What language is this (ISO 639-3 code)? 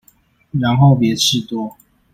zho